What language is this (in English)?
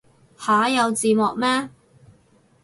Cantonese